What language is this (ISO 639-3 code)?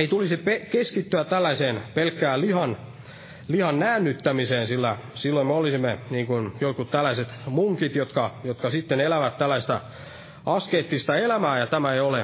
fin